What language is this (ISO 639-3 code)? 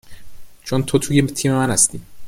fas